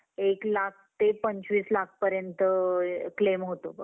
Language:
Marathi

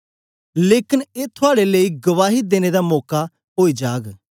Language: Dogri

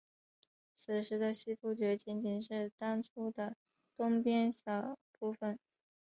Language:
Chinese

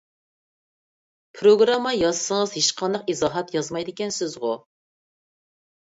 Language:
Uyghur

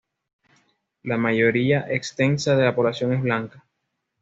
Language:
Spanish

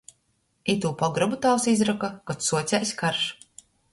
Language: Latgalian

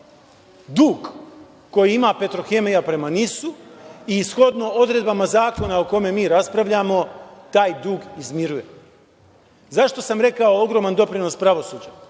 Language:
Serbian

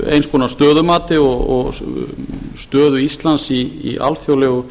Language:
Icelandic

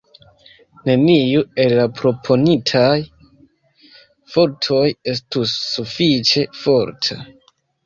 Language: Esperanto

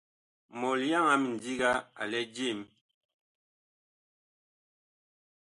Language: Bakoko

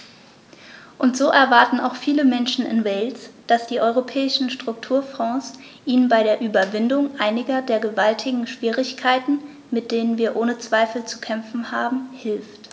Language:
German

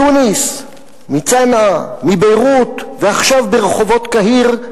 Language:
Hebrew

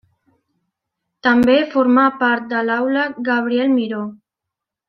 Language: Catalan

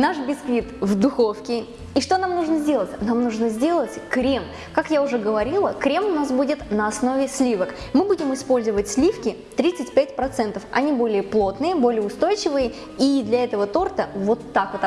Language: Russian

